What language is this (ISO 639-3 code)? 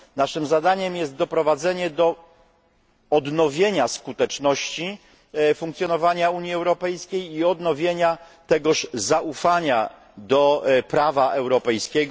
pol